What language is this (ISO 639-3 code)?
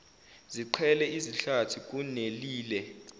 zul